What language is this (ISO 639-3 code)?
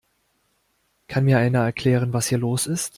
deu